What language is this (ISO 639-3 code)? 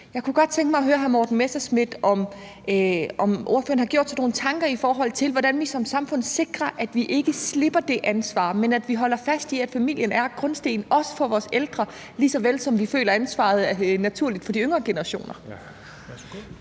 dan